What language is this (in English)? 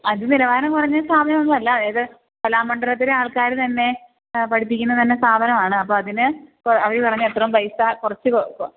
Malayalam